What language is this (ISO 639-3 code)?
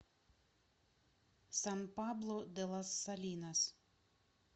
rus